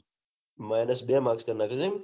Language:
Gujarati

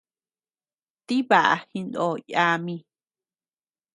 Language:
Tepeuxila Cuicatec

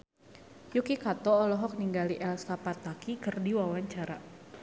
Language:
Sundanese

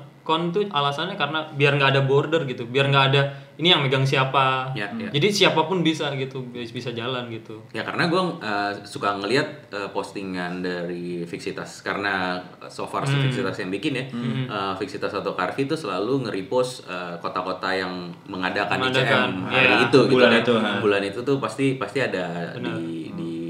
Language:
Indonesian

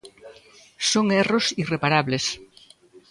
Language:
Galician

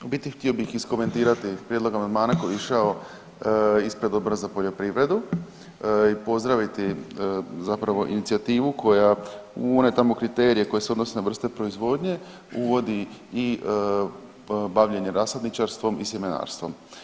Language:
Croatian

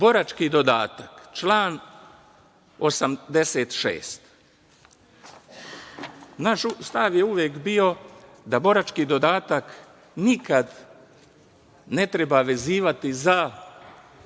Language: Serbian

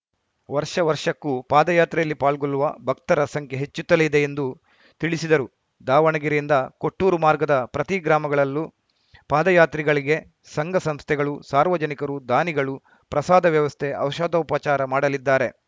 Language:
Kannada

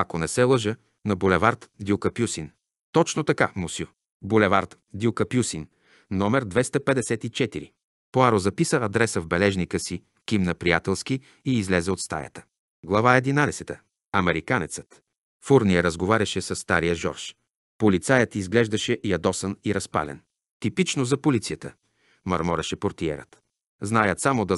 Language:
Bulgarian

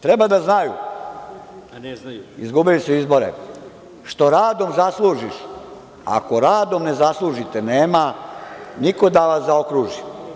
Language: Serbian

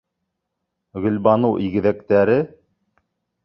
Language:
Bashkir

